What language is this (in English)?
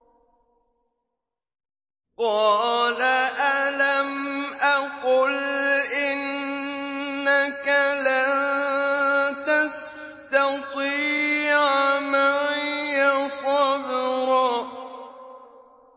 Arabic